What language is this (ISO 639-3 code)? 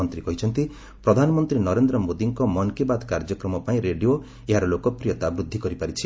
ori